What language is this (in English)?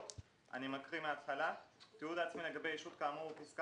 Hebrew